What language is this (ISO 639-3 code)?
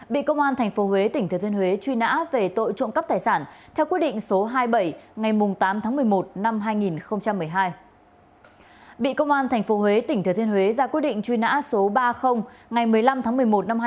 vie